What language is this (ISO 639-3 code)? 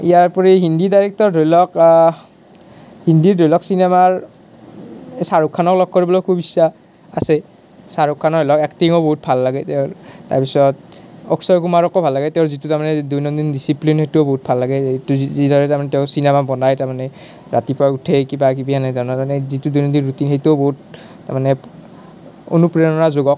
asm